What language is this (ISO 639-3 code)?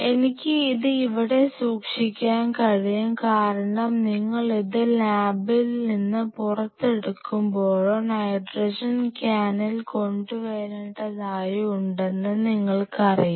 mal